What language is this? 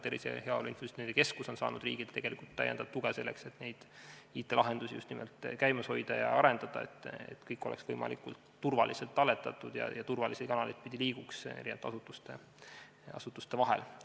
Estonian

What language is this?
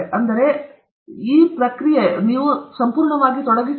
Kannada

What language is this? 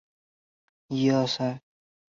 Chinese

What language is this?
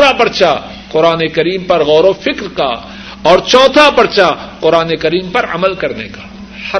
Urdu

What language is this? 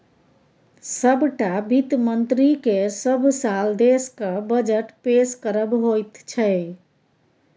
Maithili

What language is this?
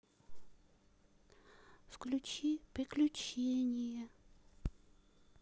Russian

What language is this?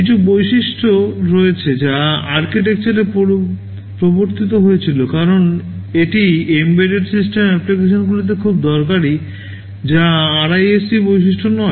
Bangla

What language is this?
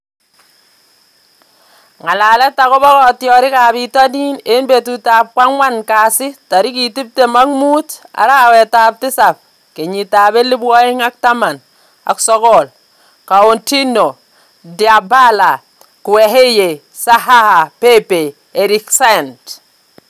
Kalenjin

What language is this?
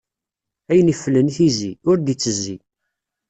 Kabyle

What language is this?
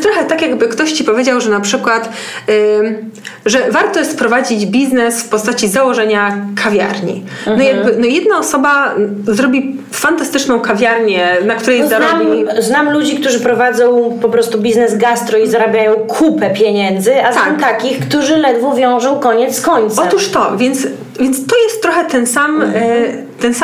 Polish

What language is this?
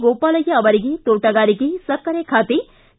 Kannada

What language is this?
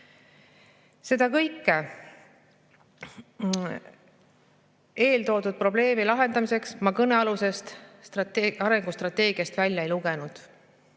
Estonian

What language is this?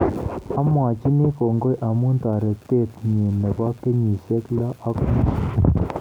Kalenjin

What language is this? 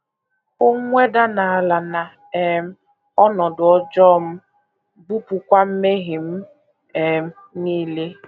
Igbo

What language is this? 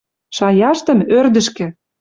Western Mari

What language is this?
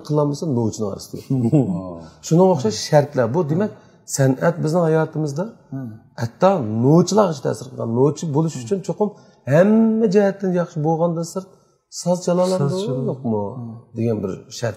Turkish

